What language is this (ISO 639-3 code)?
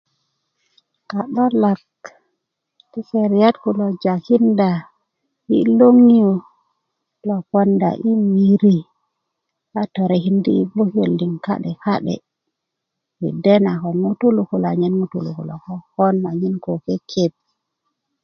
ukv